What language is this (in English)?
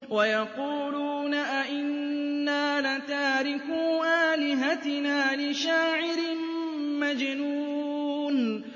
Arabic